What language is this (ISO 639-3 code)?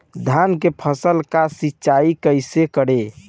bho